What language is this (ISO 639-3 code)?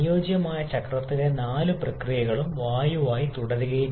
mal